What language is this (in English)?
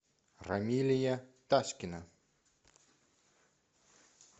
Russian